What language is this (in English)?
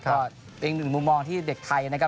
Thai